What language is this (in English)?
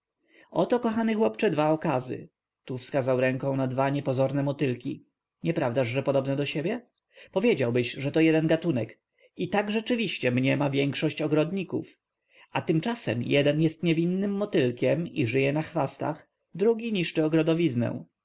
Polish